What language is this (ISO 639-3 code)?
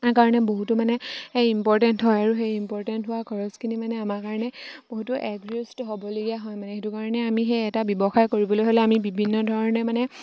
asm